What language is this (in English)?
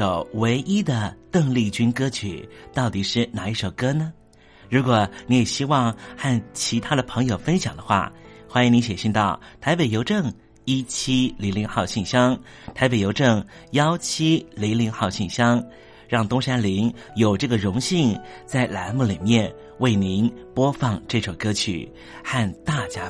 Chinese